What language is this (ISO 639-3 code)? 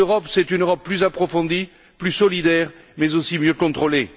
fra